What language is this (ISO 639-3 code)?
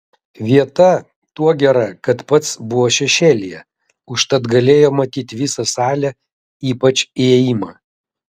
lit